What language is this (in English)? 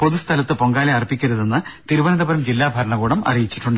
Malayalam